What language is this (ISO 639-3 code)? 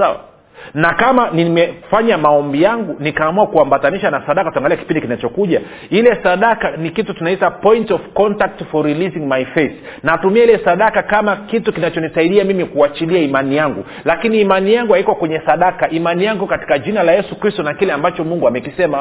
swa